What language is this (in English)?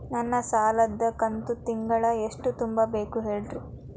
Kannada